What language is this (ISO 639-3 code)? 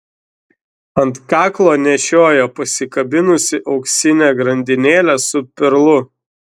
lit